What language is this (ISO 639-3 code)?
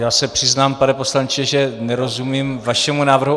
ces